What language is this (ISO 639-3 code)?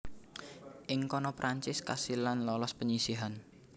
jav